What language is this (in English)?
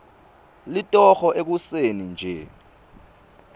Swati